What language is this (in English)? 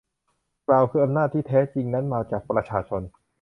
Thai